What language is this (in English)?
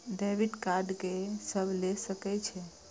Maithili